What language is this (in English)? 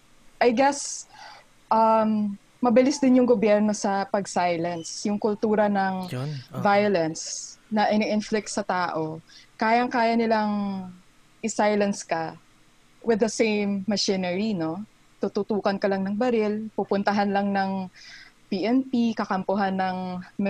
Filipino